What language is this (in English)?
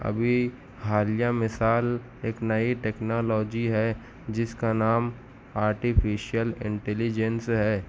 Urdu